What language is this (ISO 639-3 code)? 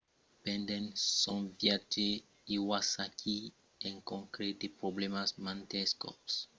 oci